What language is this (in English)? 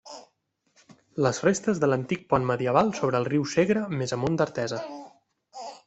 Catalan